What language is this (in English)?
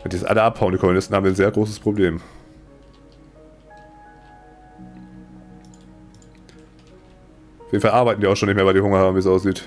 German